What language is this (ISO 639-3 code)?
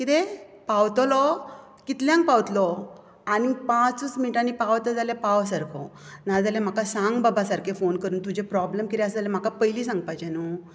kok